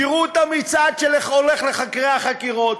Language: Hebrew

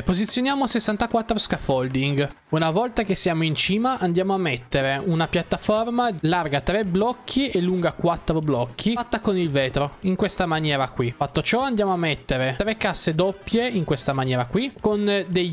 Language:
Italian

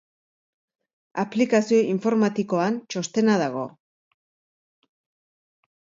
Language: Basque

